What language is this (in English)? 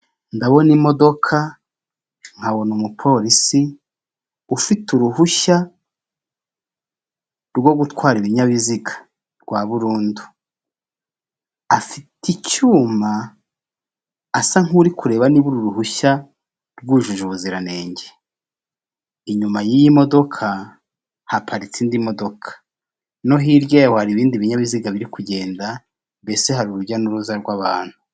Kinyarwanda